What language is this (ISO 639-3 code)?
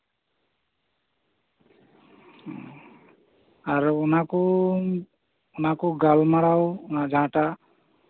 sat